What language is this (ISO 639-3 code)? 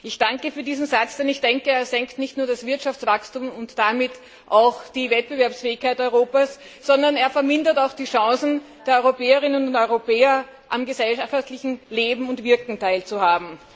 deu